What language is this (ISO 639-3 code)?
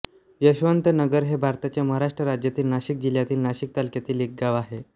mar